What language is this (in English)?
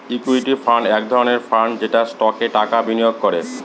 Bangla